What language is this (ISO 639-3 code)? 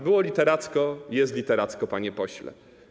pol